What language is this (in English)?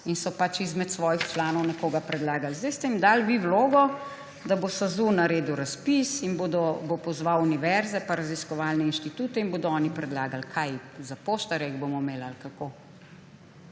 Slovenian